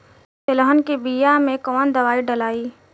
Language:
Bhojpuri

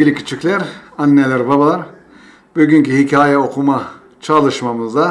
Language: Turkish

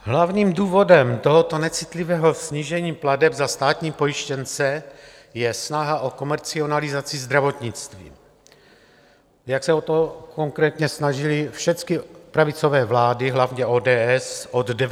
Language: Czech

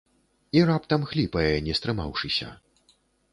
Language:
Belarusian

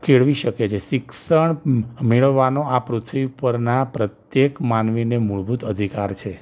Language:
Gujarati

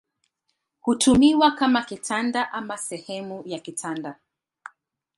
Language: Swahili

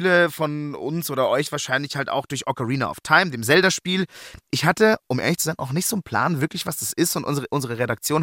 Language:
German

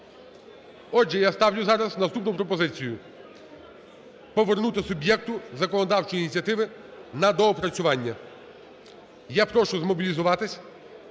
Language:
Ukrainian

